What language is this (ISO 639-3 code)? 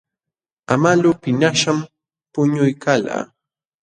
qxw